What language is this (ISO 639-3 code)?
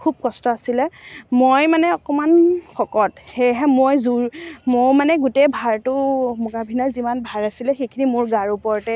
asm